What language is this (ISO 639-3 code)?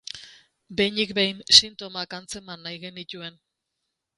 eus